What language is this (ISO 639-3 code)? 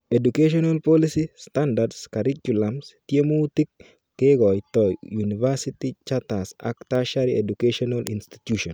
kln